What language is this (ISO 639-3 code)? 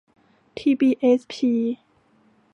tha